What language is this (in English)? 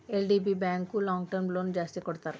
Kannada